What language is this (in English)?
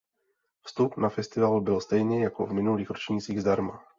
Czech